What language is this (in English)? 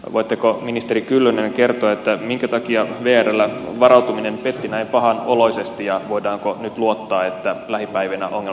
Finnish